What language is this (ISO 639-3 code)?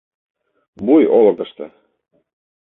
chm